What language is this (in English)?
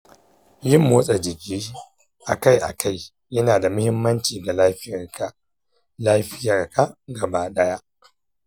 Hausa